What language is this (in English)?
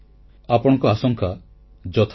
Odia